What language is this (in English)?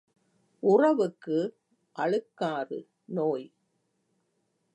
Tamil